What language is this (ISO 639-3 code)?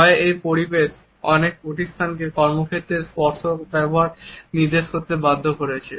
ben